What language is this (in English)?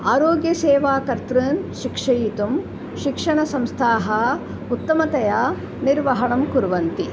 Sanskrit